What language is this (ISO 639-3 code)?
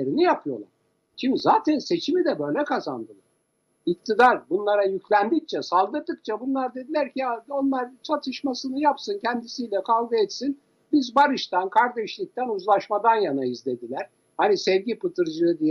tur